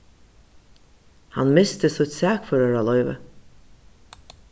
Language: Faroese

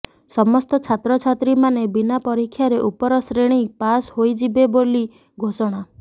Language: Odia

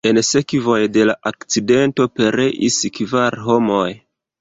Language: Esperanto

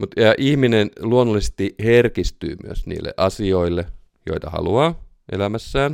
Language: Finnish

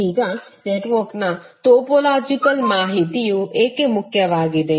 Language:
Kannada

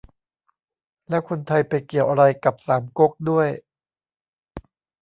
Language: Thai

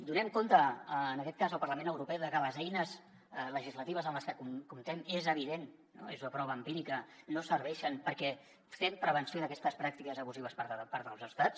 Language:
Catalan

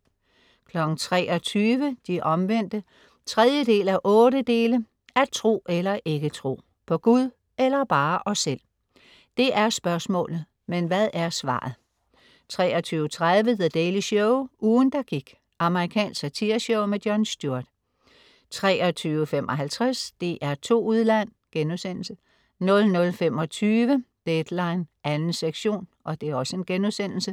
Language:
Danish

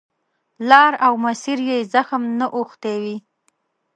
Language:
Pashto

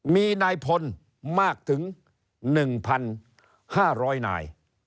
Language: Thai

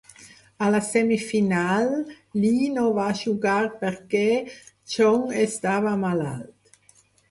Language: Catalan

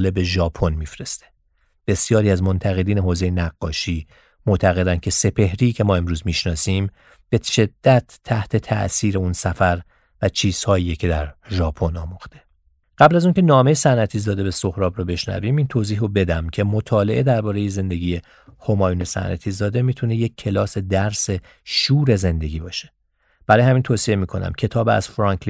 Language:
Persian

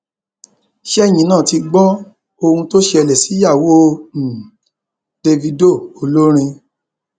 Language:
Yoruba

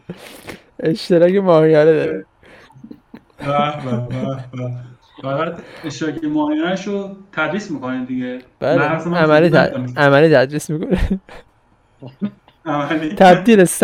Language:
Persian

